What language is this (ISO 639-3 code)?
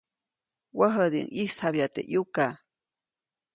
zoc